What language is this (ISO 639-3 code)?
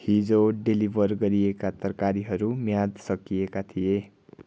nep